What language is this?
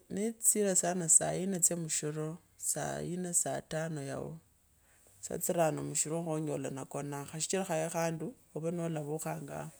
Kabras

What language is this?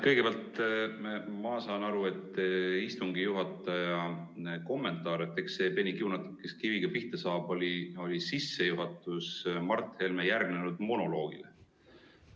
Estonian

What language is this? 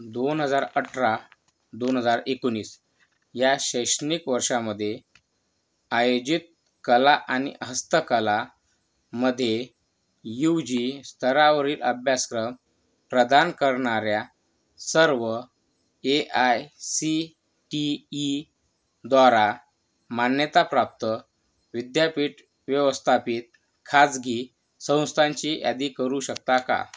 Marathi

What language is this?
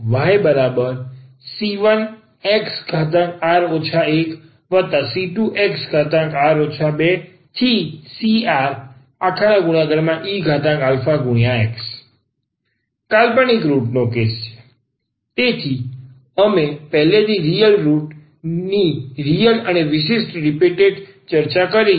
Gujarati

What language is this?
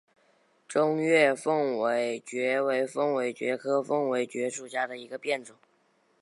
Chinese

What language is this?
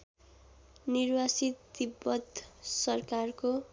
Nepali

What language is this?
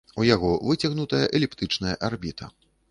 Belarusian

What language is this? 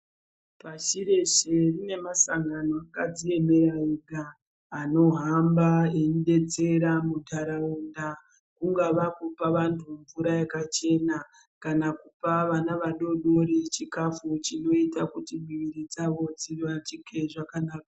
Ndau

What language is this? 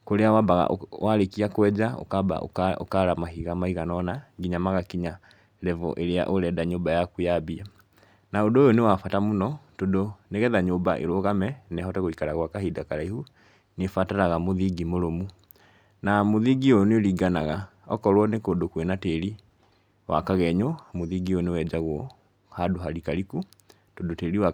Kikuyu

